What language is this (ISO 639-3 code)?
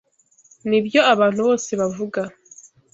kin